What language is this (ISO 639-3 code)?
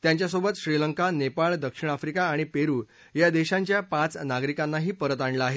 mar